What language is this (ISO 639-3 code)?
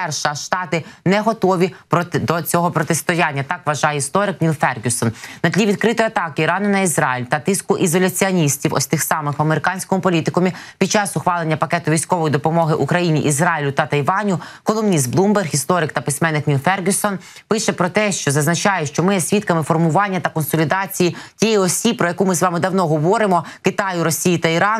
ukr